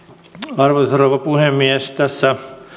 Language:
Finnish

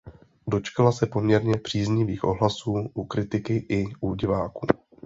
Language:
Czech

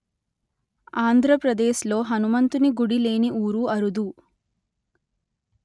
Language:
Telugu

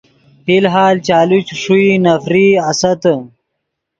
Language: Yidgha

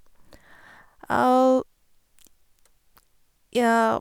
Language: Norwegian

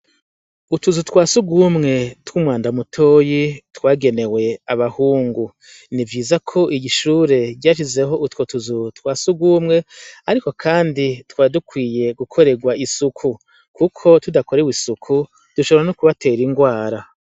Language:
Rundi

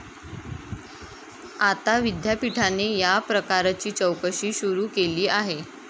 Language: Marathi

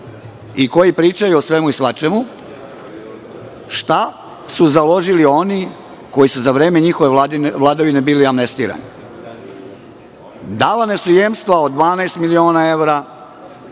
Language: Serbian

